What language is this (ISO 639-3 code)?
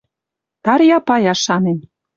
mrj